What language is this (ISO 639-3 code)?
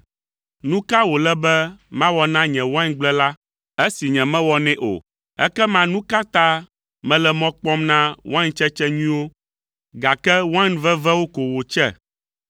ewe